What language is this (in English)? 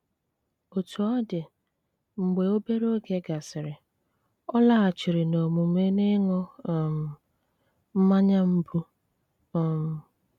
Igbo